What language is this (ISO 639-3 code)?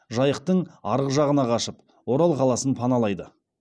kaz